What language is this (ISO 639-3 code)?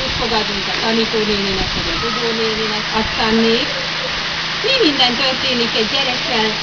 hun